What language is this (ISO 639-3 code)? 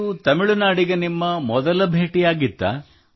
kan